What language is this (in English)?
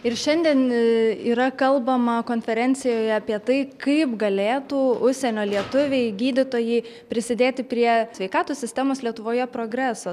Lithuanian